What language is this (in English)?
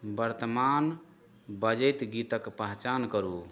Maithili